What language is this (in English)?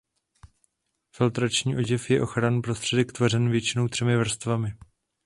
Czech